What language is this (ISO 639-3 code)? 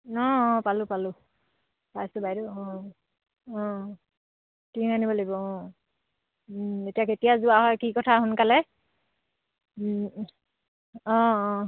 asm